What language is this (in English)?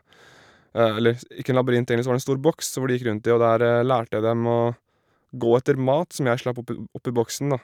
Norwegian